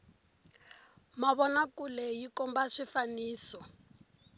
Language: Tsonga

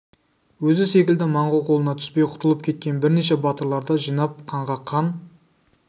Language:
Kazakh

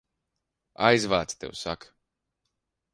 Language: Latvian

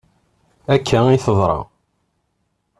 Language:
Kabyle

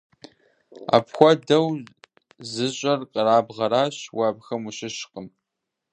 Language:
Kabardian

